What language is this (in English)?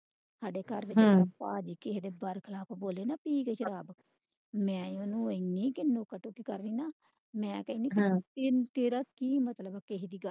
Punjabi